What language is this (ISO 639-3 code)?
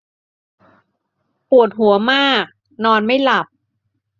tha